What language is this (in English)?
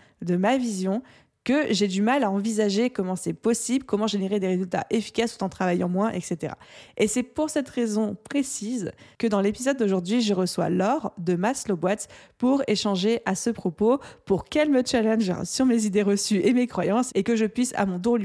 French